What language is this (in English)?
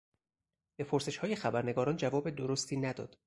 Persian